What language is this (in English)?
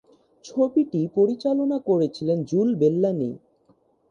Bangla